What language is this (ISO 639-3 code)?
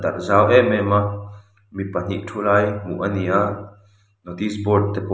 lus